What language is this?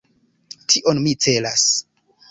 Esperanto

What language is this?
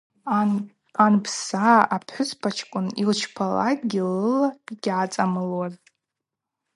Abaza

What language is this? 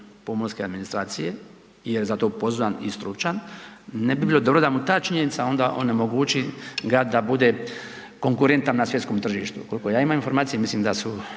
Croatian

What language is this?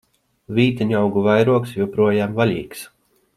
Latvian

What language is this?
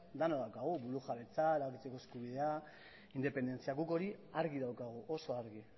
Basque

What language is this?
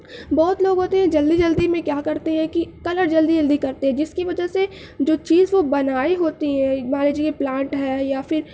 Urdu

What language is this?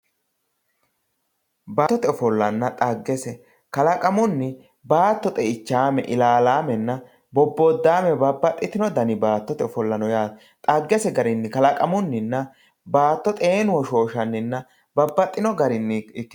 Sidamo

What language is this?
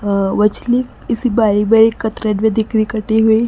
Hindi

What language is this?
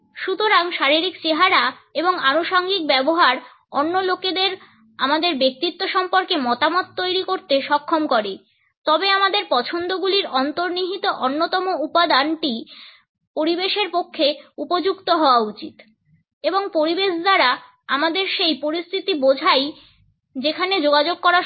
Bangla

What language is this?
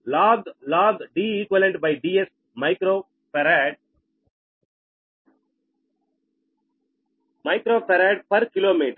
Telugu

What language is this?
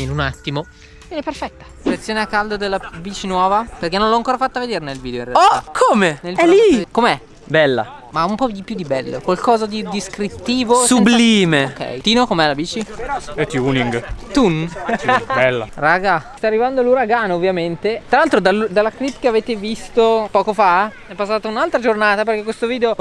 Italian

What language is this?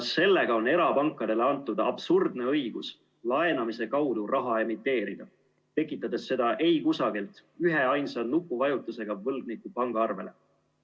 Estonian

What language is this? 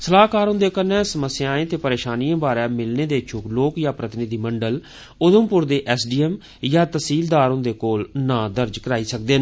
Dogri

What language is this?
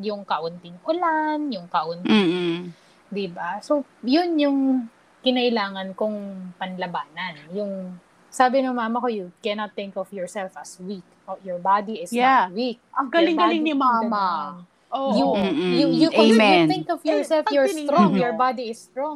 Filipino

